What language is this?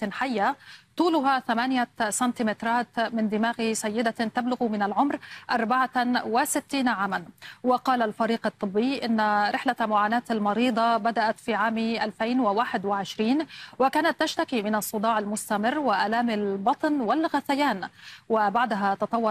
Arabic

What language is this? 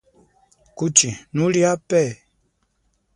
Chokwe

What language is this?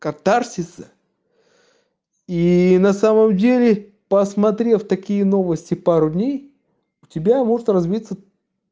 Russian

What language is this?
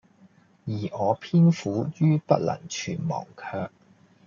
Cantonese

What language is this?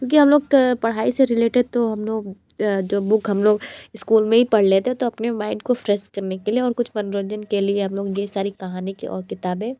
Hindi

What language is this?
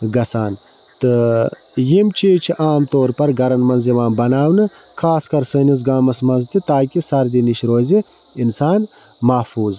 Kashmiri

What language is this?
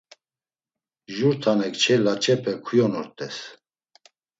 Laz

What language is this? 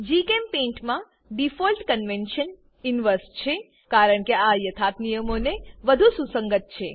Gujarati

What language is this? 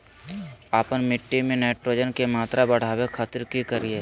Magahi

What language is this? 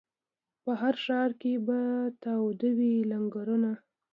Pashto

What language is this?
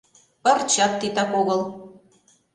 Mari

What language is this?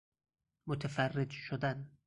Persian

